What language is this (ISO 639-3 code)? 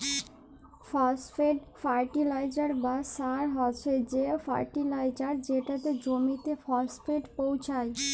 ben